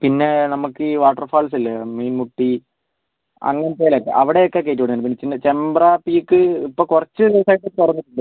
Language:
Malayalam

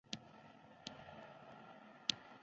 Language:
Uzbek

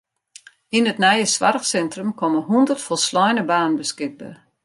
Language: Western Frisian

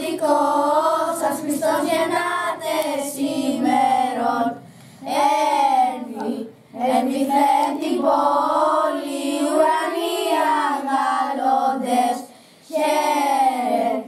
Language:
Greek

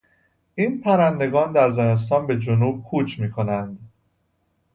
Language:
Persian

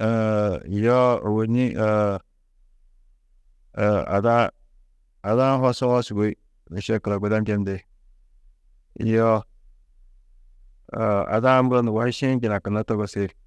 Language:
Tedaga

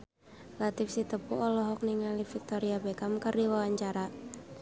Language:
Sundanese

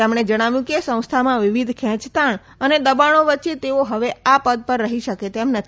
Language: Gujarati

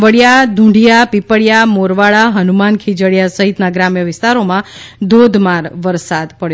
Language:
Gujarati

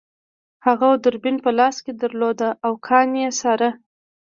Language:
Pashto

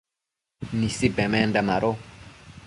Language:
Matsés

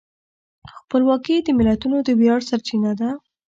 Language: Pashto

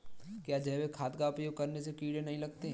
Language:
Hindi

